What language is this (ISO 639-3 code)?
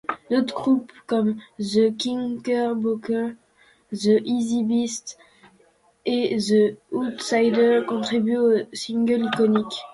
fra